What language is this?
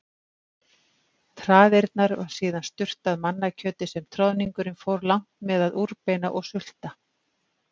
Icelandic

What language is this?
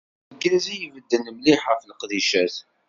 Kabyle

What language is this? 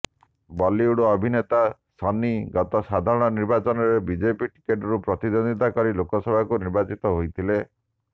Odia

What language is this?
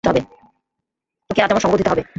Bangla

